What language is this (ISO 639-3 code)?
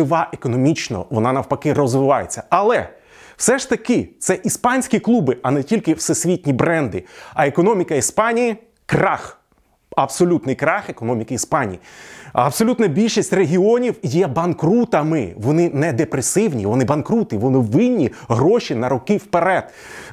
ukr